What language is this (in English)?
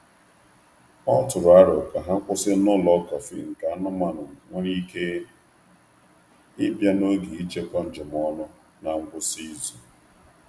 Igbo